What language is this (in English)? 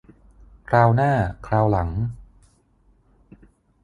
Thai